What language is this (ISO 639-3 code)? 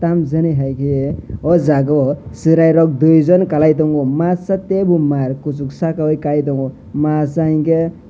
trp